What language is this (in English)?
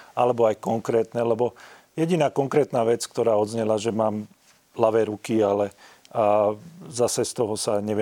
Slovak